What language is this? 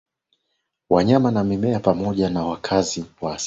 Swahili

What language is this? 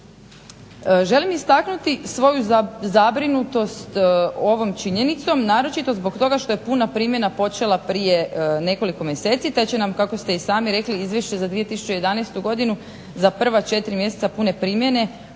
Croatian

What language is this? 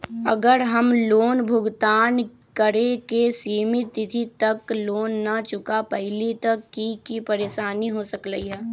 Magahi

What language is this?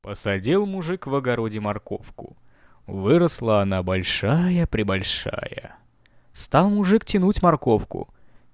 Russian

